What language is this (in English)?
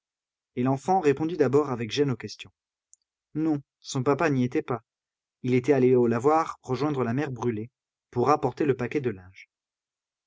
French